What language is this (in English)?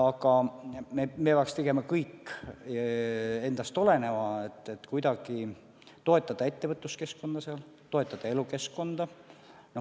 Estonian